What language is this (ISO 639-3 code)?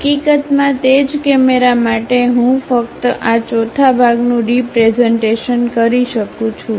guj